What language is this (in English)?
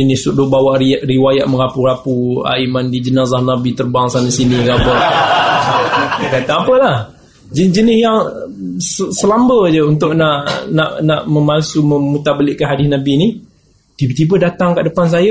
Malay